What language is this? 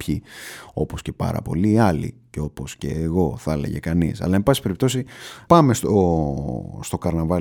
Greek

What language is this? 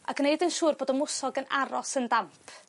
Welsh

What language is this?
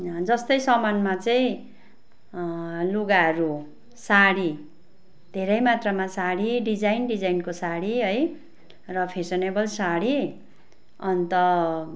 Nepali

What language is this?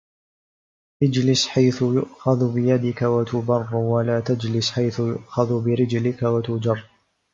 Arabic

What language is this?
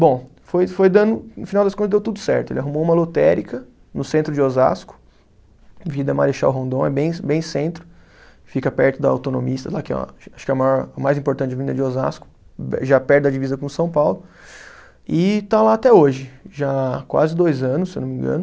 Portuguese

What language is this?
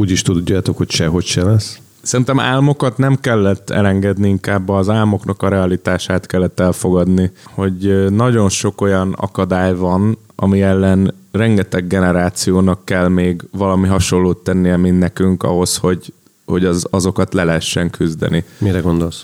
Hungarian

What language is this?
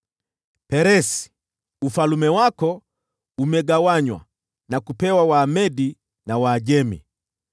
Swahili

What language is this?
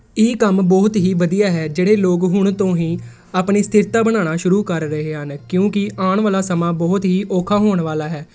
Punjabi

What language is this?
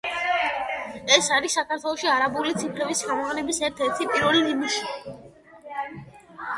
Georgian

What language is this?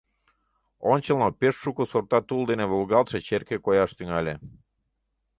Mari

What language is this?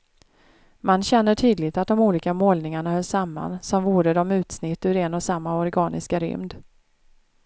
Swedish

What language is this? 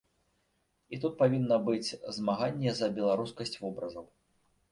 Belarusian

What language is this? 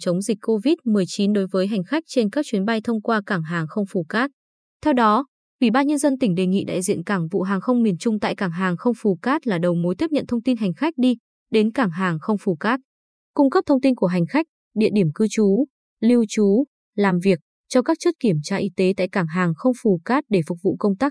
Vietnamese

